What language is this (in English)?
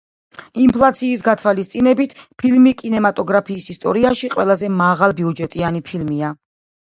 Georgian